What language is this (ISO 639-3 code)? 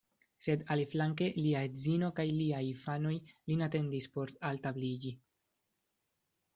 epo